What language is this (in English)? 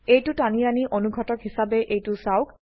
Assamese